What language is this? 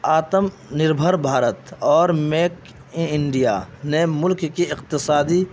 Urdu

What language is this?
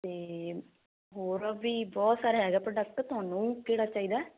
Punjabi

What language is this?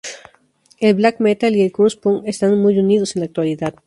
Spanish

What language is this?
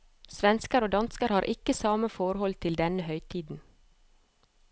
Norwegian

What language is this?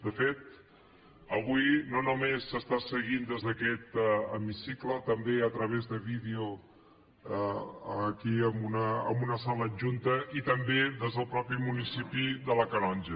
Catalan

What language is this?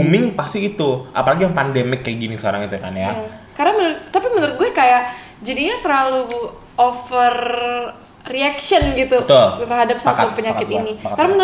Indonesian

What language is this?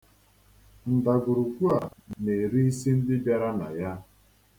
Igbo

